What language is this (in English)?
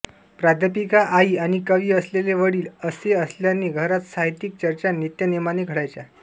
Marathi